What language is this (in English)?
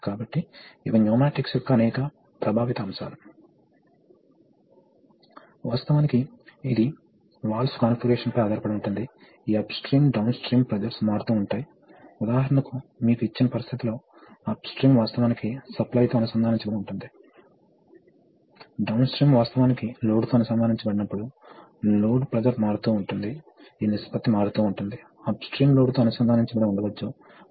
Telugu